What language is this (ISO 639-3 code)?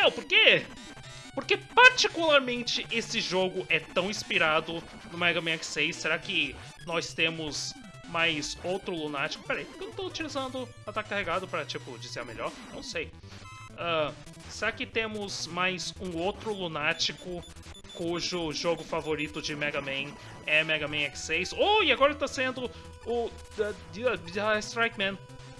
por